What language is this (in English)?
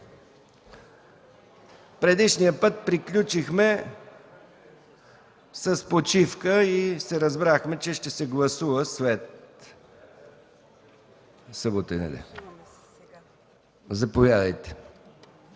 Bulgarian